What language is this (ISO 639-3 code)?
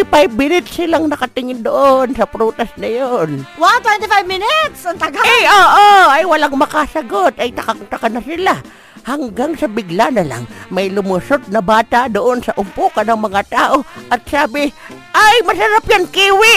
fil